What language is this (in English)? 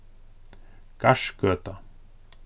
Faroese